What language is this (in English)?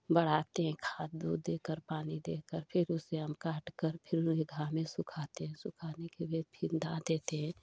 Hindi